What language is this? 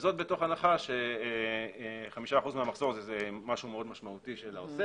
Hebrew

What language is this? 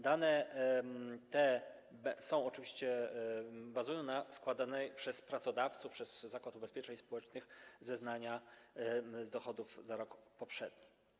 Polish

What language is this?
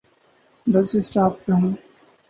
Urdu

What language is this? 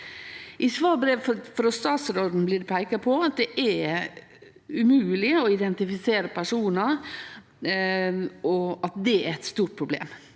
Norwegian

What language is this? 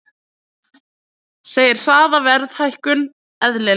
Icelandic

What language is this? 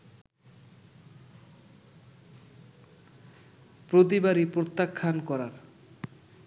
Bangla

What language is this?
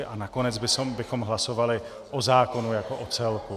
Czech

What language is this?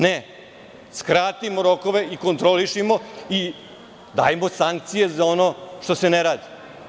Serbian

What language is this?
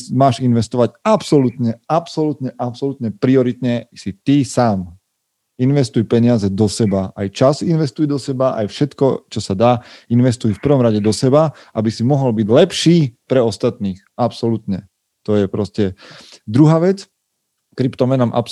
Slovak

